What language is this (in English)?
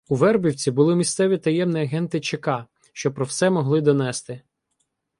Ukrainian